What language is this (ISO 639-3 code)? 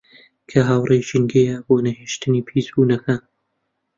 ckb